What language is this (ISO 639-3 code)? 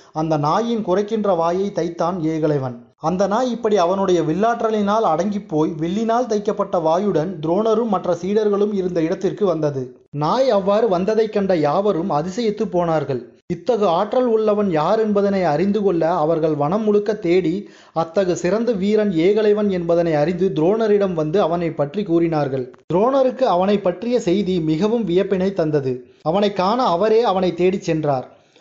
tam